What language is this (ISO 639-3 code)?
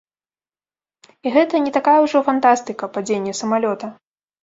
bel